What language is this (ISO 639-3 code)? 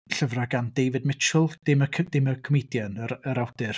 cym